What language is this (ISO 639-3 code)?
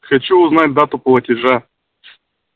rus